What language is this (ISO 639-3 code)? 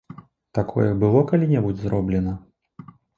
bel